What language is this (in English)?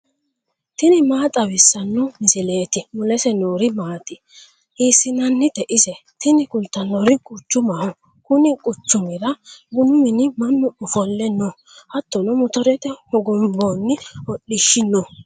Sidamo